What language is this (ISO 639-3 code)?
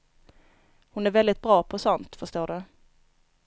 swe